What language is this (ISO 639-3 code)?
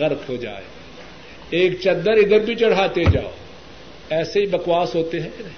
urd